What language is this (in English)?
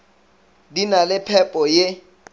Northern Sotho